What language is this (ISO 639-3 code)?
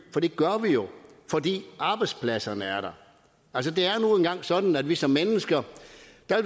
dan